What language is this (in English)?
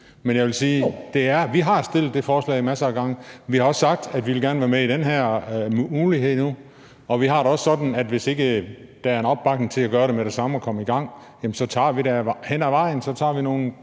Danish